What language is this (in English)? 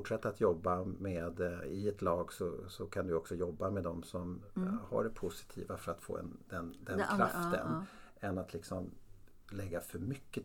Swedish